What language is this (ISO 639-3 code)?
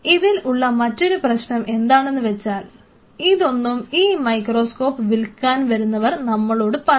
mal